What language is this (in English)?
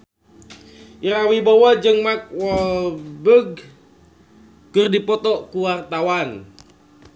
Sundanese